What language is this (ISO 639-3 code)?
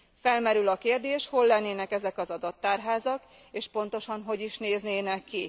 hun